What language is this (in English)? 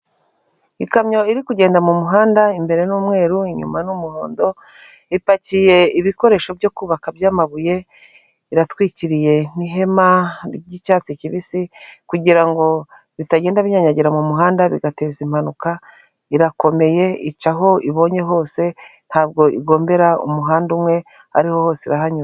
Kinyarwanda